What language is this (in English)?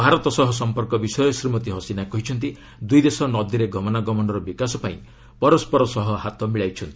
Odia